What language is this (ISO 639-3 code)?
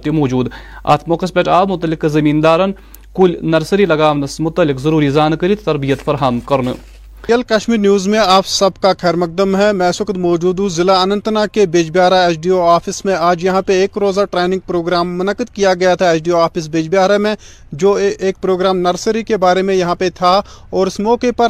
urd